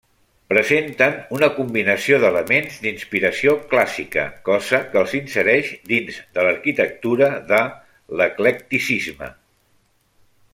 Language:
Catalan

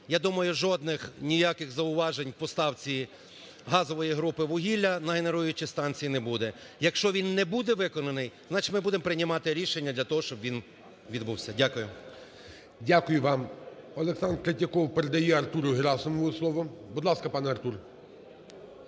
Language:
Ukrainian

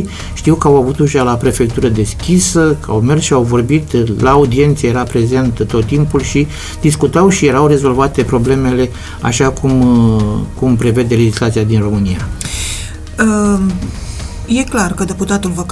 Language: Romanian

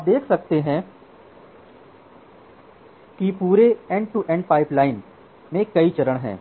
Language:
Hindi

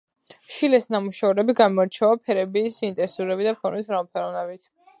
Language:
Georgian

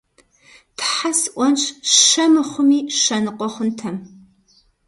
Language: Kabardian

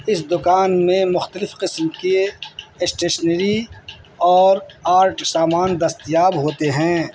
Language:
Urdu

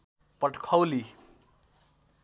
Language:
Nepali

